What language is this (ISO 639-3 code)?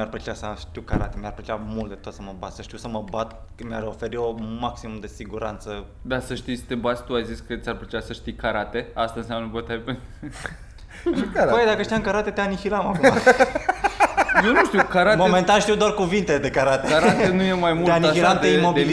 ron